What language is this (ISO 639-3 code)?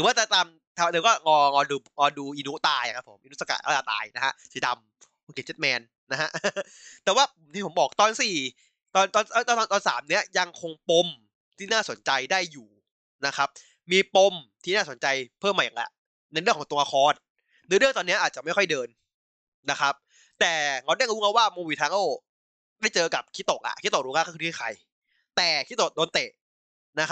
tha